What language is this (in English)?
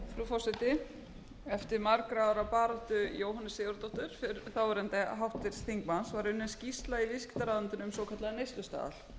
Icelandic